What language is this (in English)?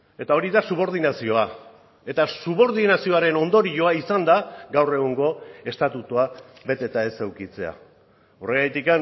Basque